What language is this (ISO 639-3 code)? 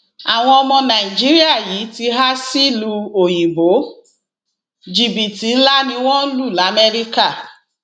yor